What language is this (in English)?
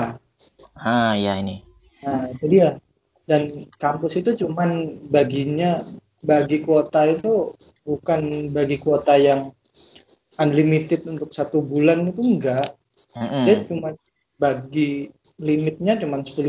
Indonesian